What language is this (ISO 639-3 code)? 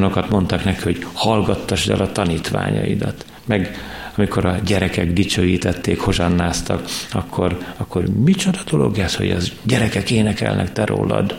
hun